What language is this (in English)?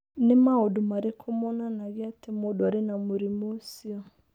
Kikuyu